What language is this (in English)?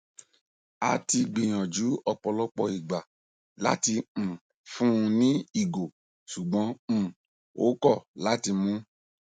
Yoruba